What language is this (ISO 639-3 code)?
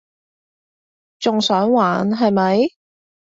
yue